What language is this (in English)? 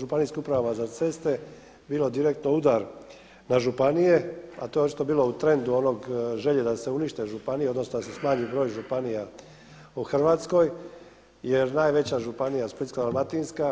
Croatian